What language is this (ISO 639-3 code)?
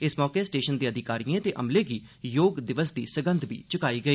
doi